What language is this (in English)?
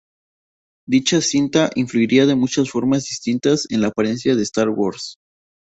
Spanish